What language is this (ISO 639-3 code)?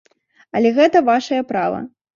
bel